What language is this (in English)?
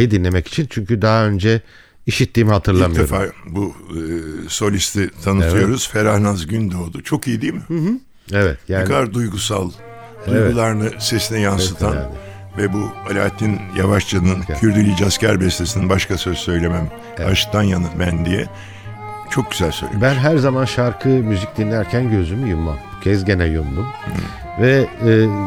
Turkish